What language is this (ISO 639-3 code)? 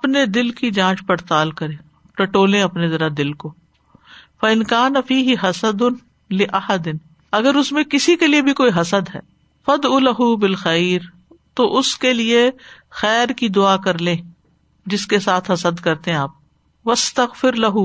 urd